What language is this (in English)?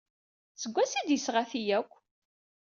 Kabyle